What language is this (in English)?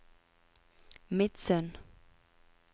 Norwegian